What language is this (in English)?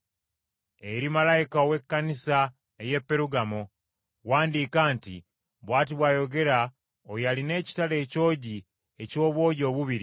Ganda